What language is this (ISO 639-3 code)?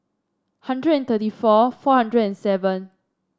eng